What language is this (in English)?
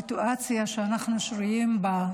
Hebrew